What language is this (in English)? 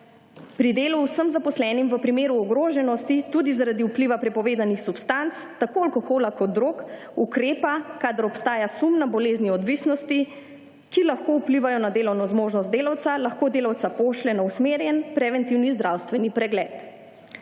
Slovenian